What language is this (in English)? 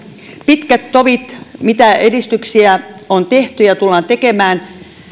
Finnish